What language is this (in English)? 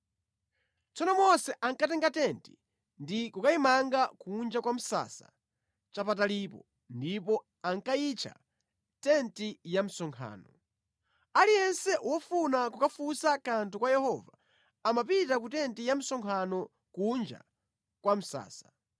Nyanja